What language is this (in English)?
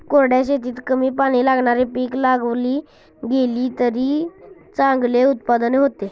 Marathi